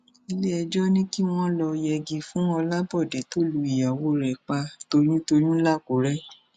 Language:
Yoruba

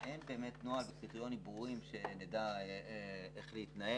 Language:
Hebrew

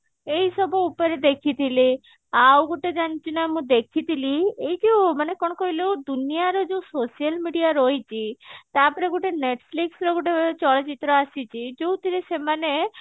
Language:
Odia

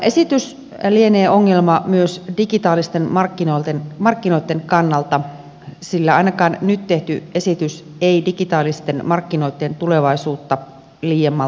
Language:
Finnish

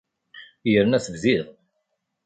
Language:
Kabyle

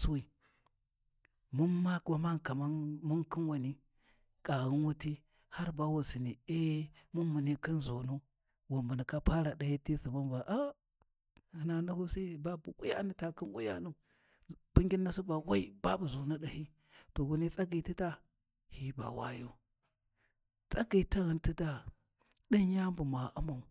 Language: Warji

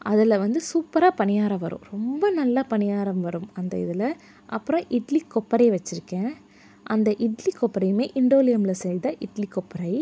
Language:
Tamil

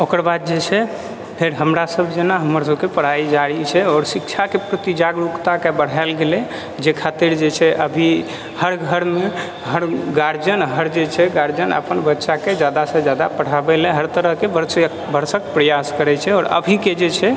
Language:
Maithili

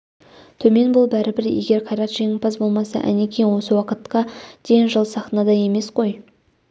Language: Kazakh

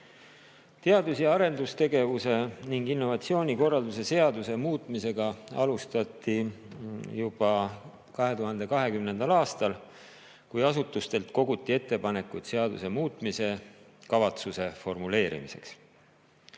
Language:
Estonian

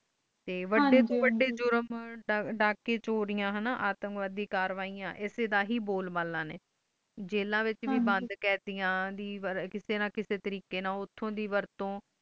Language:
Punjabi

